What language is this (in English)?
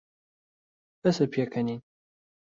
Central Kurdish